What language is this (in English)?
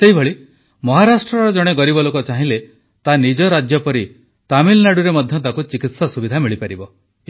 Odia